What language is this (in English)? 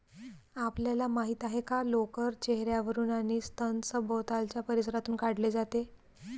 Marathi